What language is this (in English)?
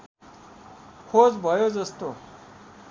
Nepali